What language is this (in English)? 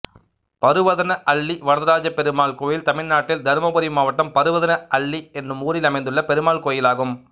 Tamil